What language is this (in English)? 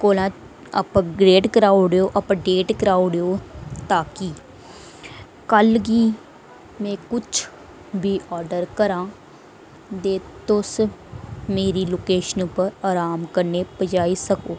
Dogri